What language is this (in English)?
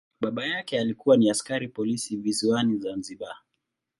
Swahili